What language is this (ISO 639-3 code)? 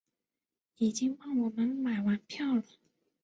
zho